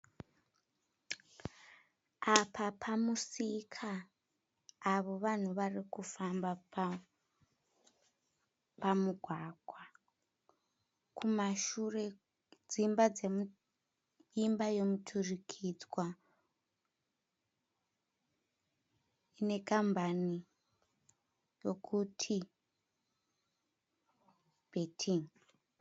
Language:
Shona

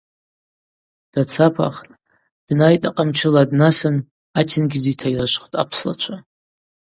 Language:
Abaza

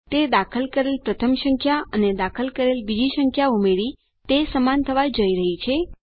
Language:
Gujarati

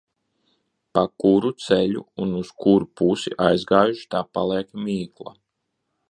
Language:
Latvian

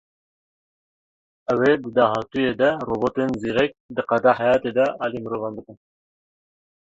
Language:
Kurdish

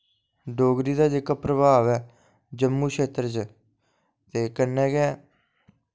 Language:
Dogri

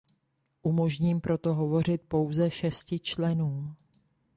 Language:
Czech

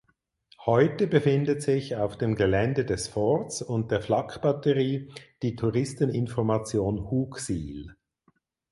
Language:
German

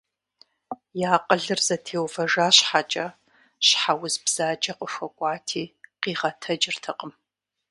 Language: Kabardian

